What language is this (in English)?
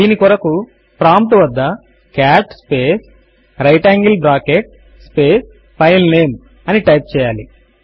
Telugu